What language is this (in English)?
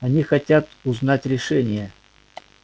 Russian